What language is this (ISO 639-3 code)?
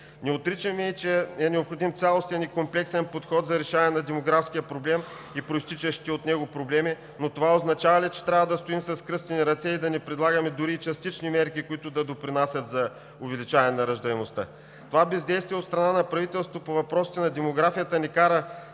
bul